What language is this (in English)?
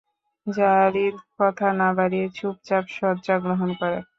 Bangla